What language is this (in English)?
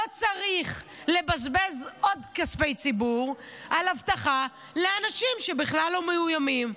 Hebrew